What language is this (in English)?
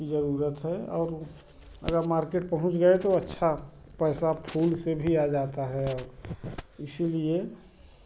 Hindi